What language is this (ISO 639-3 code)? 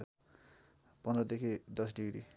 nep